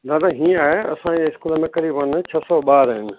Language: Sindhi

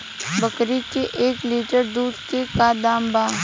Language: Bhojpuri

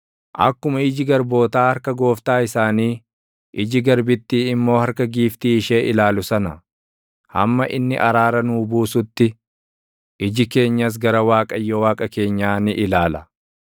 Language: Oromo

